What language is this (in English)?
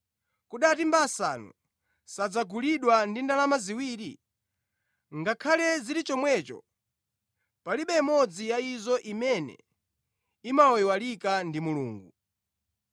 Nyanja